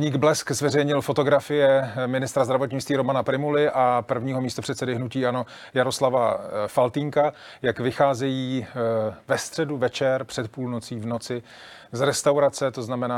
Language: Czech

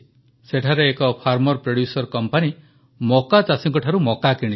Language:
Odia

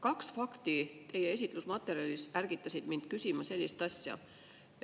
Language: Estonian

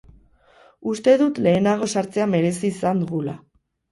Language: Basque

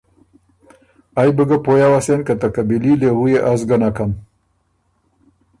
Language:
Ormuri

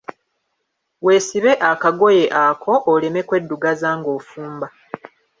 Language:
Ganda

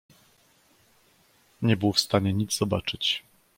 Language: Polish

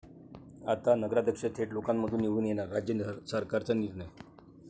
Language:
Marathi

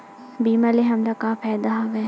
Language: Chhattisgarhi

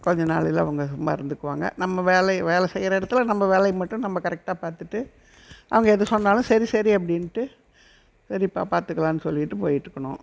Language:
Tamil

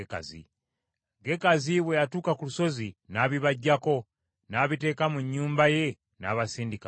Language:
Ganda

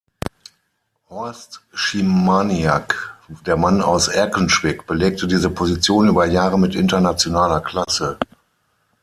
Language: German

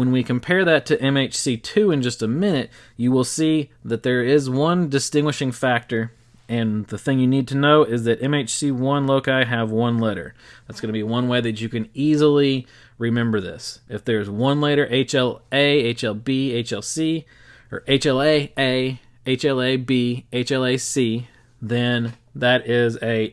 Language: English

